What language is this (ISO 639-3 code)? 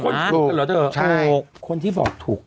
tha